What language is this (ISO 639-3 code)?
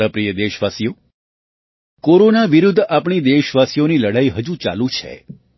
guj